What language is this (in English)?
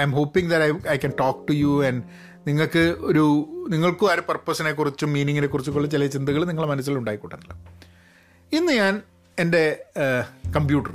Malayalam